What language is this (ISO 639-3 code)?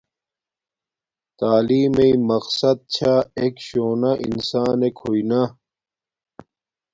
dmk